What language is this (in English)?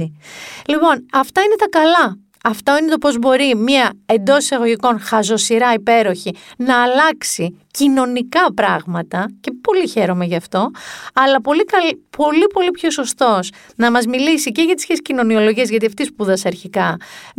Greek